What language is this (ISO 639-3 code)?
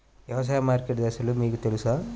tel